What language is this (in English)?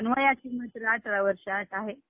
Marathi